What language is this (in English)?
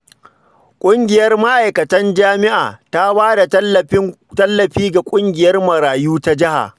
Hausa